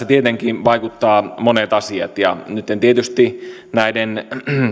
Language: Finnish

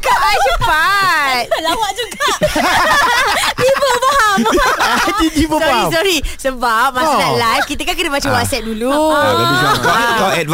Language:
Malay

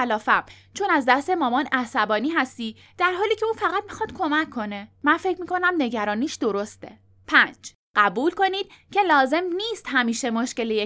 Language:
Persian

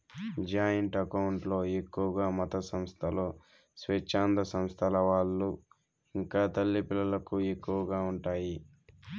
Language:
Telugu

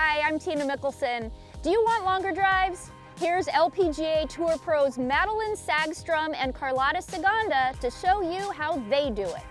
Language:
English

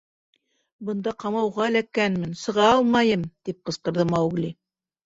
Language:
Bashkir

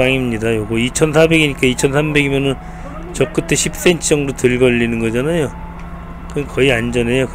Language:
Korean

